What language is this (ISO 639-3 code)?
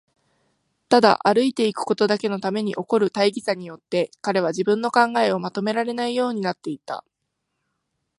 jpn